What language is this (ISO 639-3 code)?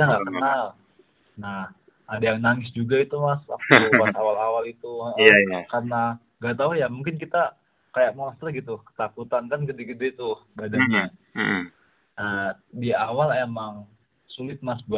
ind